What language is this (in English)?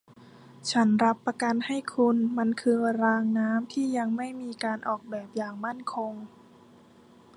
Thai